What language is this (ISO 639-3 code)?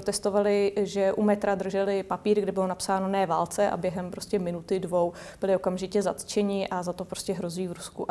ces